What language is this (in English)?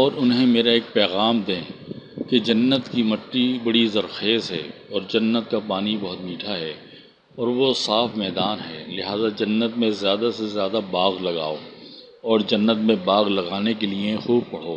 Urdu